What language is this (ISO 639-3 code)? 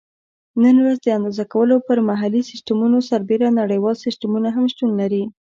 pus